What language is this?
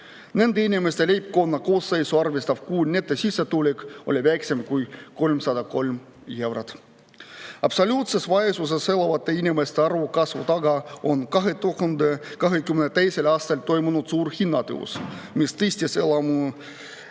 Estonian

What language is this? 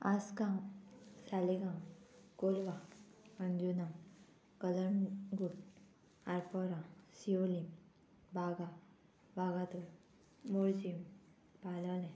Konkani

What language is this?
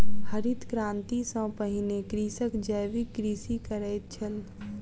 Maithili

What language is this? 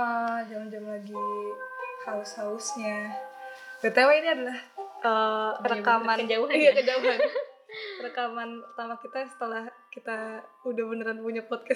Indonesian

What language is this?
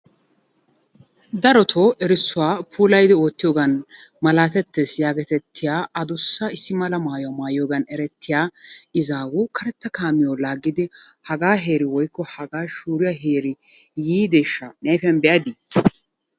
Wolaytta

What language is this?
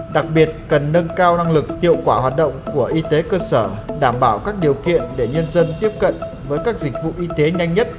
Vietnamese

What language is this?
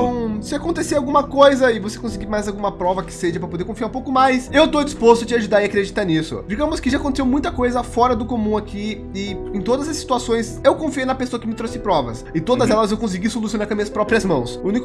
Portuguese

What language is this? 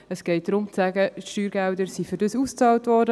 Swiss German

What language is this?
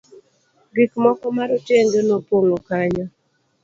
Luo (Kenya and Tanzania)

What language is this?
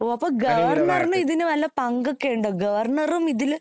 Malayalam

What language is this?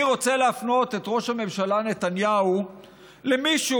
Hebrew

